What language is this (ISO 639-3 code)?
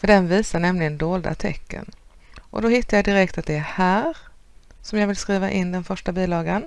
swe